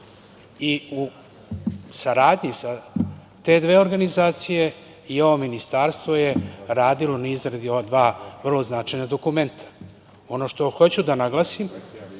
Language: Serbian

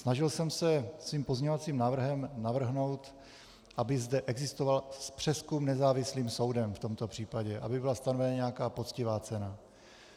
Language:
Czech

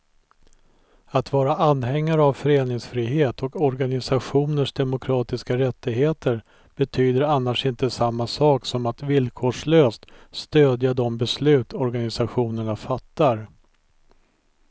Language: Swedish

